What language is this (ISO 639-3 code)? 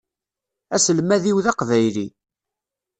kab